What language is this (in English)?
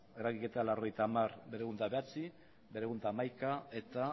Basque